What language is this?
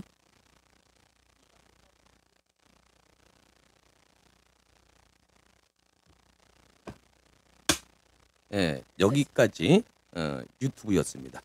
Korean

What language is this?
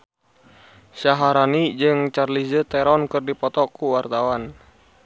Sundanese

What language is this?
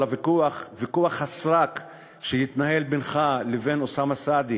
Hebrew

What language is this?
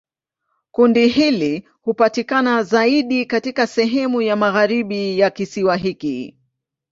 Swahili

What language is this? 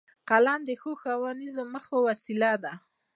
Pashto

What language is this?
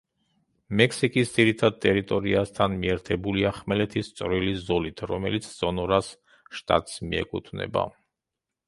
Georgian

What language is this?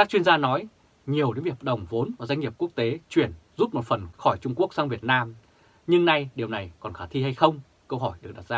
Vietnamese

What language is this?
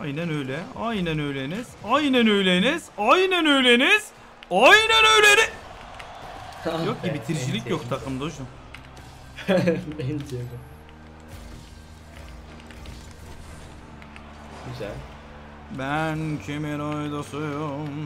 Turkish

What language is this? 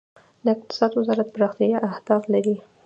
Pashto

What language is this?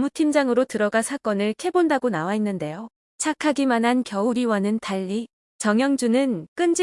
Korean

